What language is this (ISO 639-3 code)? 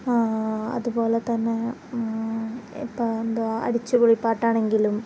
mal